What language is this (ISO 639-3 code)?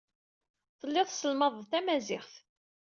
kab